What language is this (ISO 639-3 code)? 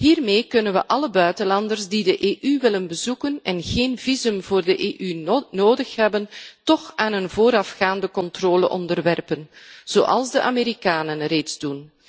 nld